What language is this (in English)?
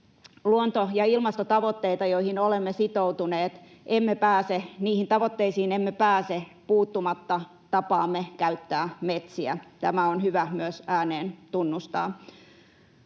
Finnish